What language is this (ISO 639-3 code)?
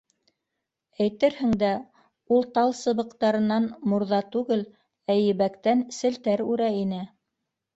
bak